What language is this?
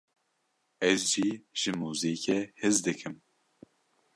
Kurdish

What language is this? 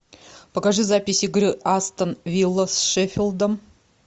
Russian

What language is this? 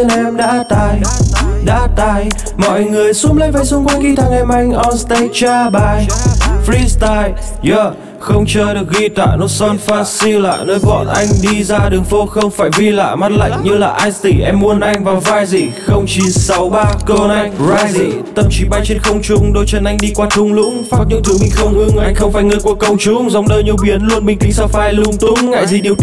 Vietnamese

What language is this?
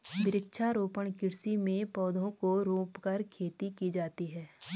Hindi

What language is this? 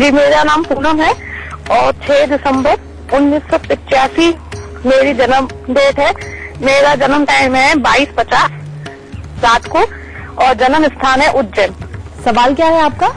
Hindi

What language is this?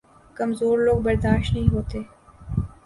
Urdu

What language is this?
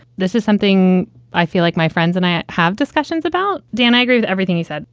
English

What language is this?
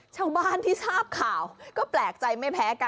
Thai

